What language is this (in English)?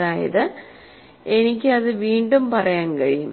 Malayalam